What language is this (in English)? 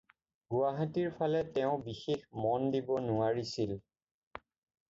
Assamese